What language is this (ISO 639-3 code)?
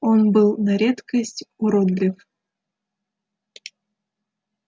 rus